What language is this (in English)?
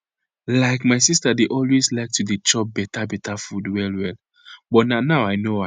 Nigerian Pidgin